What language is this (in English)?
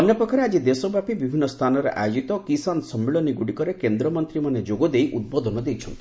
Odia